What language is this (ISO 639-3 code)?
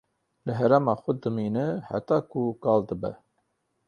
kur